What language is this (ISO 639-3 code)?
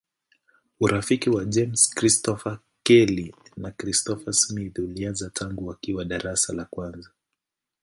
swa